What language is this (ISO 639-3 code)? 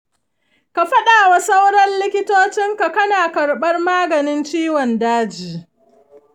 hau